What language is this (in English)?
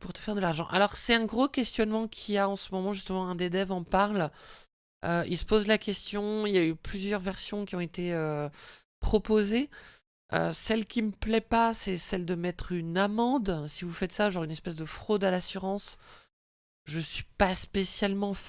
French